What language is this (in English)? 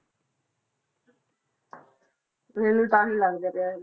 Punjabi